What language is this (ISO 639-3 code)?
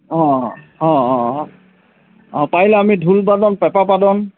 asm